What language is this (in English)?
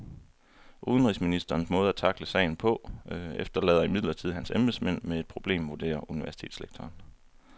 Danish